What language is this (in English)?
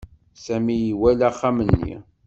Kabyle